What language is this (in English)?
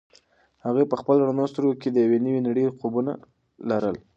Pashto